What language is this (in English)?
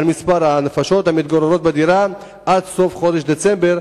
Hebrew